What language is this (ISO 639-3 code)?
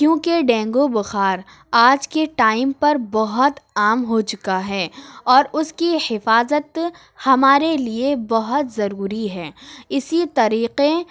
urd